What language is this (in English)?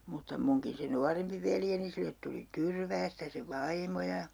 Finnish